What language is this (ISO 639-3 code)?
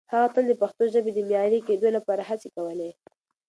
pus